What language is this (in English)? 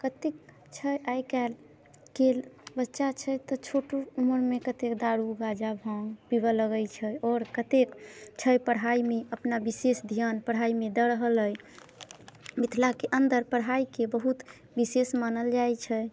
Maithili